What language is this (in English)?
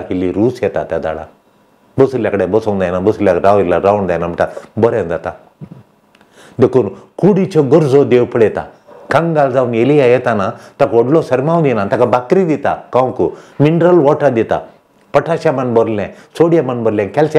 Romanian